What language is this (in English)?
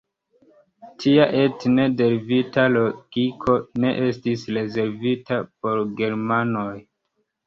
Esperanto